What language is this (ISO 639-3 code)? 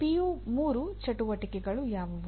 kan